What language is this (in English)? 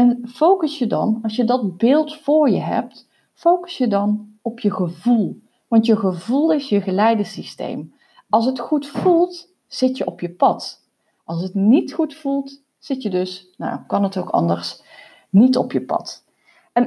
Dutch